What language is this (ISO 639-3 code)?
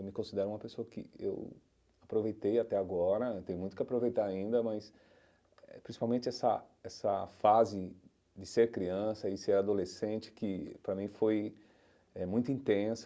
por